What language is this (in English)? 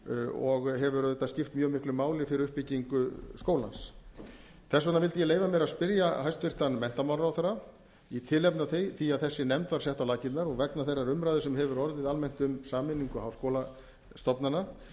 Icelandic